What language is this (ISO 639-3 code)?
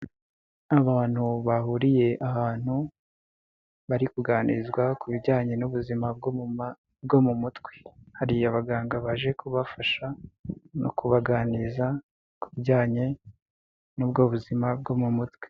kin